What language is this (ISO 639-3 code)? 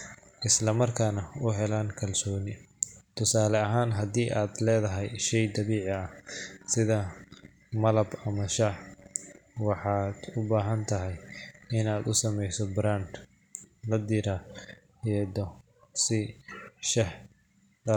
som